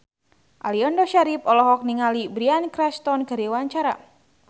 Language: Sundanese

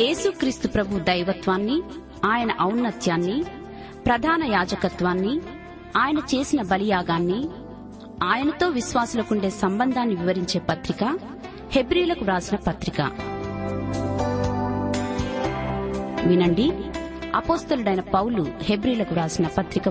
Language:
Telugu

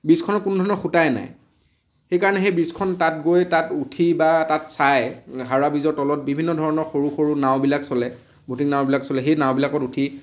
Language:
Assamese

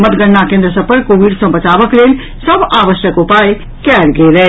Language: Maithili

